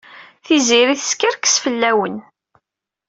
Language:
Kabyle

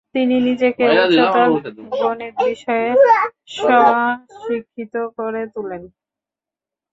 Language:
Bangla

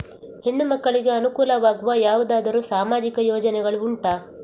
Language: Kannada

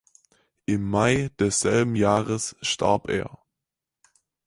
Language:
German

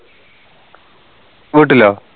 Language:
Malayalam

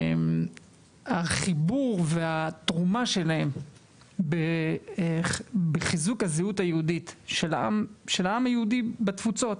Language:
Hebrew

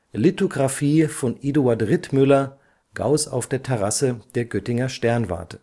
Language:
German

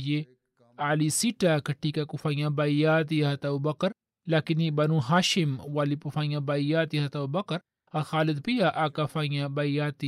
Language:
Swahili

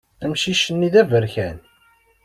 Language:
Kabyle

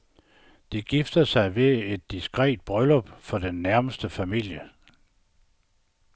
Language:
Danish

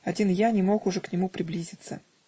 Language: Russian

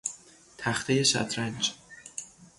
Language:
Persian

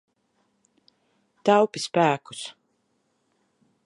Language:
Latvian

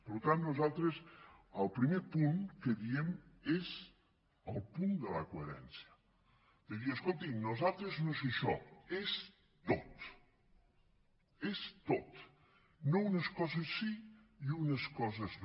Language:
Catalan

